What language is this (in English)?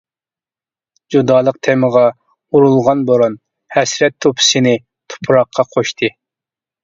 Uyghur